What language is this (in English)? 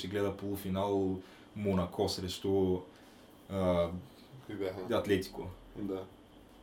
Bulgarian